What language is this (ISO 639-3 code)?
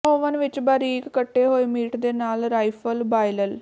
pan